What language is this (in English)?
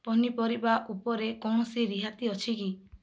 Odia